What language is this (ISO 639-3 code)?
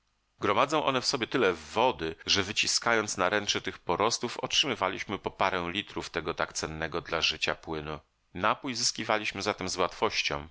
pol